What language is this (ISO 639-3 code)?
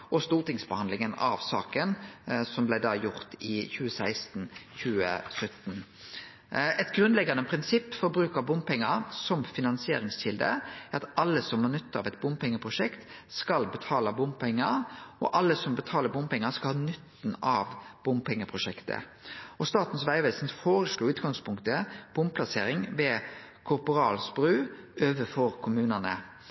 nno